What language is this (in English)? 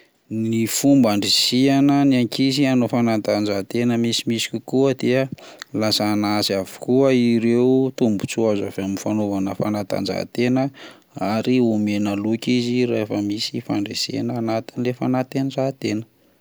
Malagasy